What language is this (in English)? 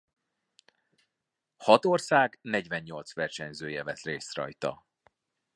Hungarian